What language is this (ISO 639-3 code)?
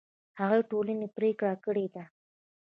pus